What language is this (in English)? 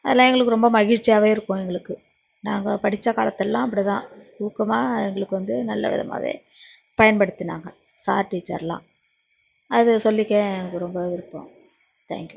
Tamil